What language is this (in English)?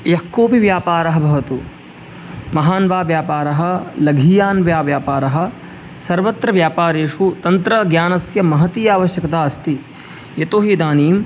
Sanskrit